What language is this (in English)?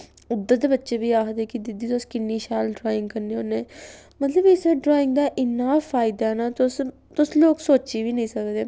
Dogri